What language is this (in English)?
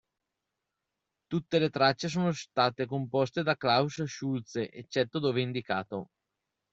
Italian